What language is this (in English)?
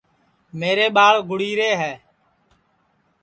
Sansi